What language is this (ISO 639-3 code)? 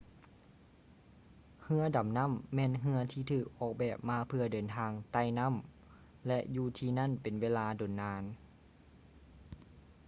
lao